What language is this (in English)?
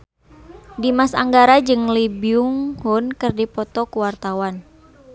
Sundanese